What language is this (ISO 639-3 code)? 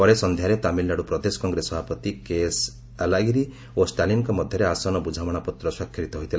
ori